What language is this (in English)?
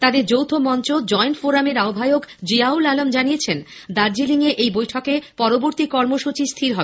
Bangla